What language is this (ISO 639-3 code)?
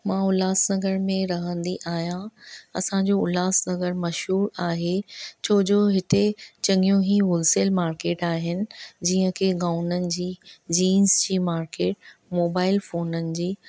snd